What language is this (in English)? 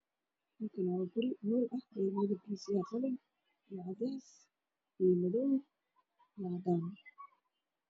Somali